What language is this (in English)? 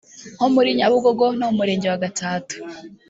Kinyarwanda